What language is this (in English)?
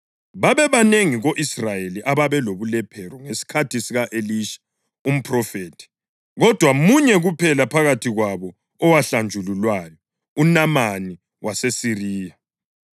North Ndebele